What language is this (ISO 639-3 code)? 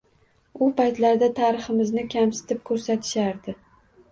uzb